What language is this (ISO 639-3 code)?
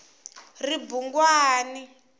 tso